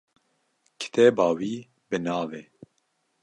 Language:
Kurdish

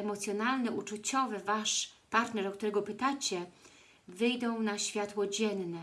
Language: Polish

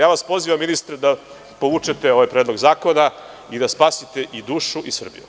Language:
Serbian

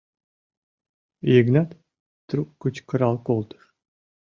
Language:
Mari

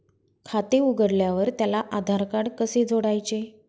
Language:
Marathi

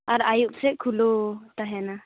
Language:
Santali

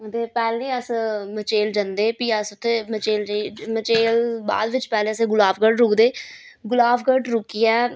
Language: Dogri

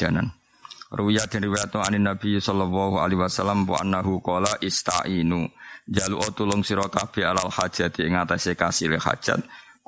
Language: Malay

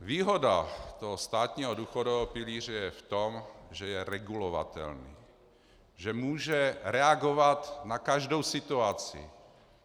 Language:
Czech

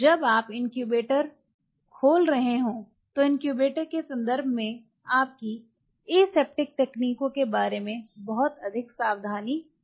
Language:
Hindi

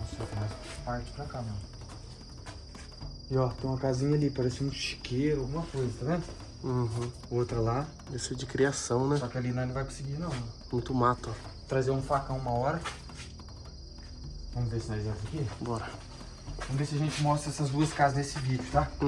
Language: Portuguese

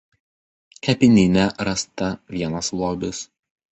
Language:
Lithuanian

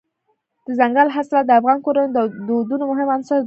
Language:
Pashto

